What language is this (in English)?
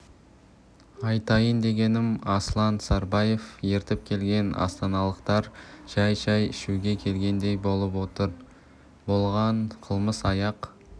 Kazakh